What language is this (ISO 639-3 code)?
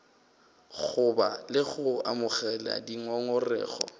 nso